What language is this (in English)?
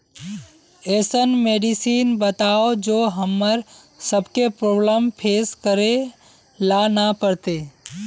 Magahi